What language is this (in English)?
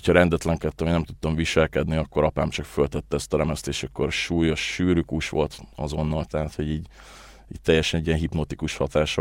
Hungarian